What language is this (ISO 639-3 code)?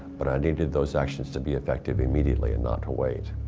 eng